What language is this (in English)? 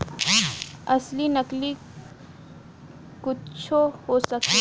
Bhojpuri